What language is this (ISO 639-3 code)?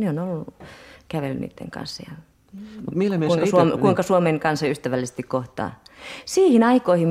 fin